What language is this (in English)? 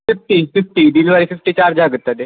Kannada